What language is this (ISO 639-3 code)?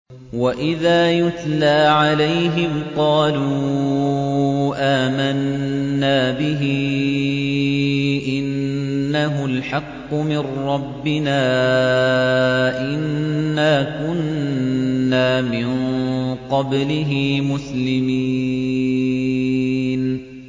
ara